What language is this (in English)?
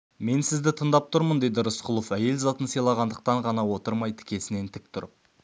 Kazakh